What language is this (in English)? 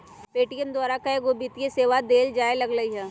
Magahi